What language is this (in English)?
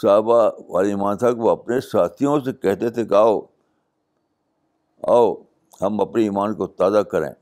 Urdu